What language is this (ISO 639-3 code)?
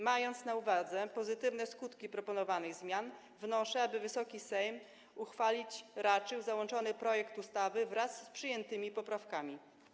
pol